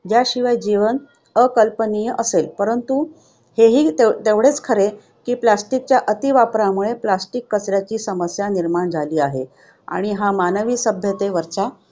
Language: Marathi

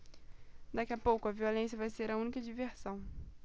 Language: Portuguese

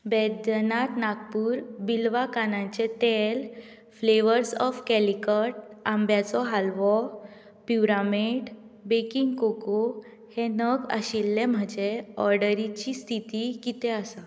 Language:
Konkani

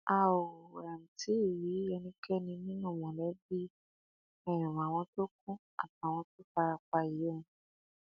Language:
Yoruba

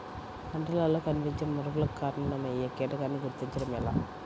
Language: Telugu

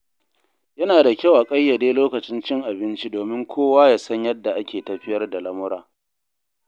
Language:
Hausa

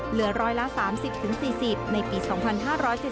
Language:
Thai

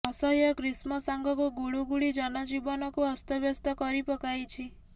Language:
Odia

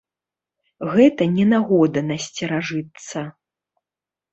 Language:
Belarusian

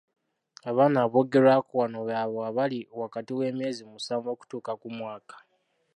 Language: Ganda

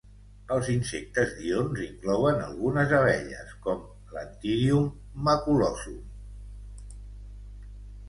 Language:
Catalan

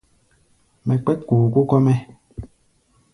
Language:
Gbaya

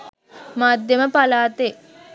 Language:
Sinhala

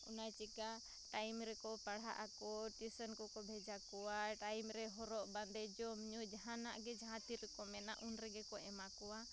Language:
Santali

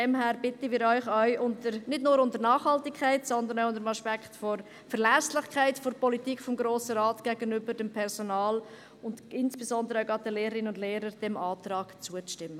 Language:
Swiss German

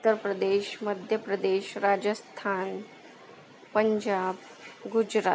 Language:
Marathi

